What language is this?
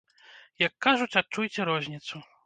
Belarusian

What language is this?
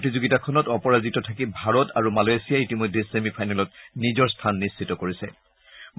Assamese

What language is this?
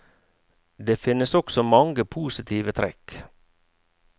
Norwegian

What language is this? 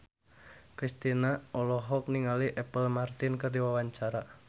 Sundanese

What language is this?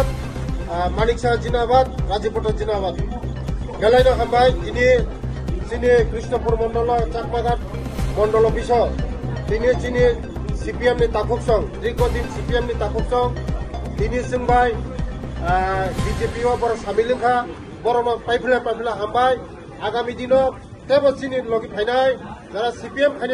Bangla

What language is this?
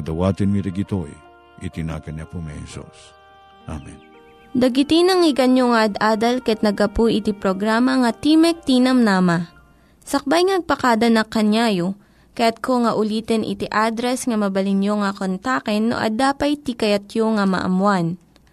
Filipino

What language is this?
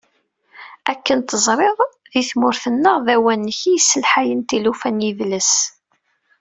Kabyle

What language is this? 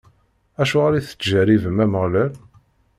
Kabyle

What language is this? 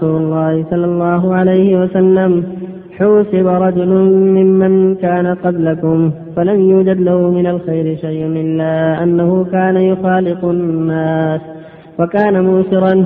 Arabic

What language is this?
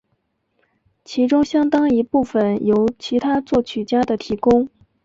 Chinese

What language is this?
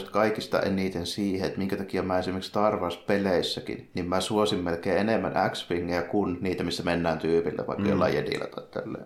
Finnish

